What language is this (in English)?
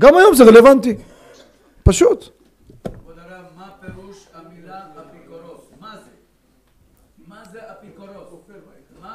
Hebrew